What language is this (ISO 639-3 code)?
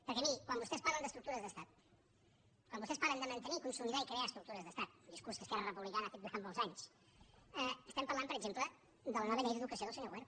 cat